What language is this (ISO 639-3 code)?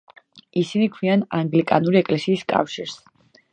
kat